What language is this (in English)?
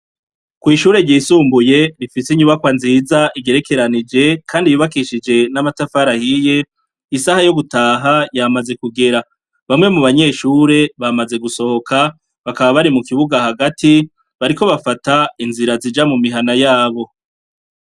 Rundi